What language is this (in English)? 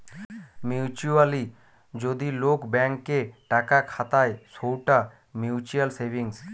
Bangla